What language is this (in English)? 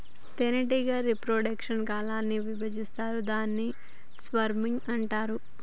Telugu